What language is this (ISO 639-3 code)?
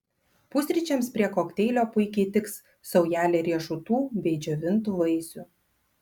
lit